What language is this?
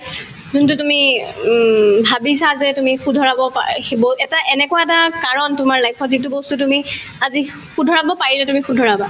Assamese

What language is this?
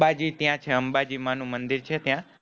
Gujarati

